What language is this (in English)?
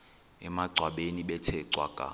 Xhosa